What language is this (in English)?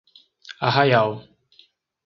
Portuguese